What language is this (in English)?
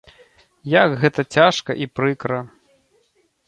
Belarusian